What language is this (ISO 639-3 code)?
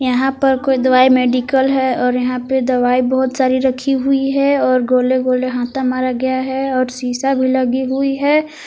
hin